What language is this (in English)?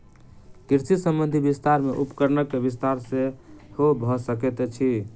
Maithili